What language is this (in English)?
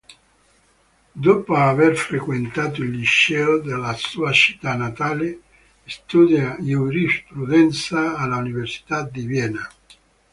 Italian